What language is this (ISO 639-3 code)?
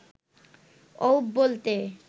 ben